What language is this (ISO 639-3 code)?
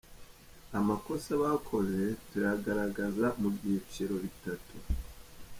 kin